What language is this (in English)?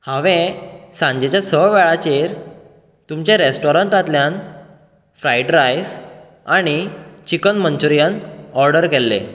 Konkani